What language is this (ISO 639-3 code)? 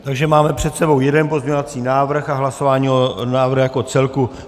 ces